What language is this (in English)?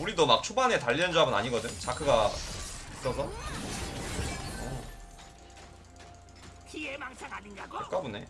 Korean